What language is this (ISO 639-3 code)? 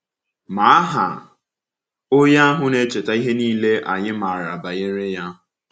ibo